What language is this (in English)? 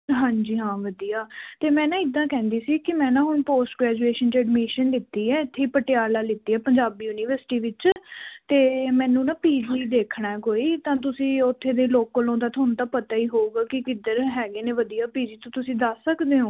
Punjabi